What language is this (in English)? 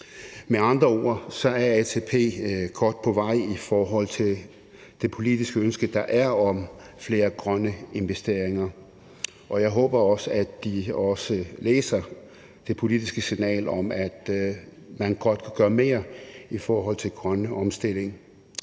Danish